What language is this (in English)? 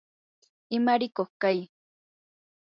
Yanahuanca Pasco Quechua